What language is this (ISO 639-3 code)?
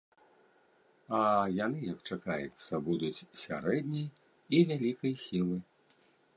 bel